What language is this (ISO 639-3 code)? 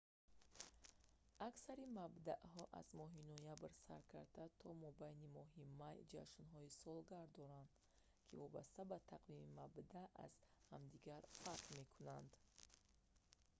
tgk